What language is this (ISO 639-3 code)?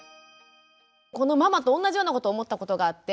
jpn